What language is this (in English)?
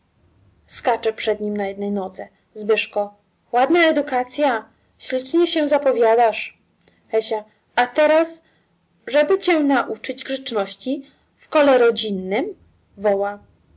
Polish